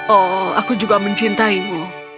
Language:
Indonesian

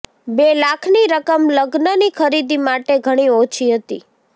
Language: Gujarati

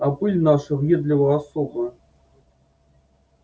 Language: Russian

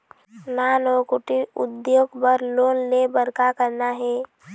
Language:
Chhattisgarhi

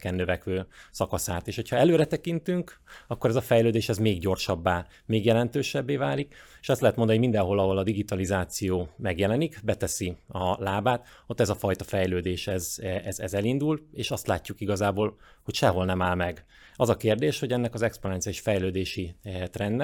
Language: Hungarian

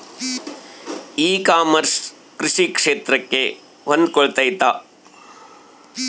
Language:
Kannada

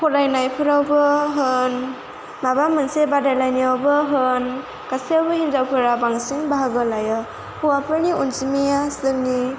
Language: Bodo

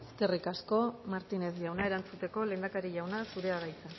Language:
Basque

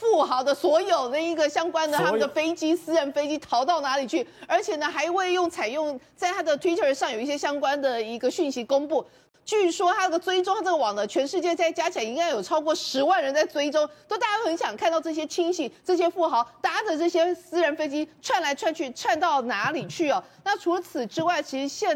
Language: Chinese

